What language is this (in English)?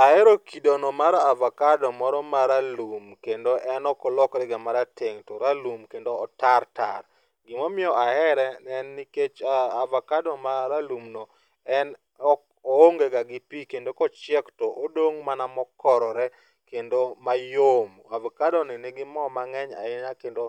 Luo (Kenya and Tanzania)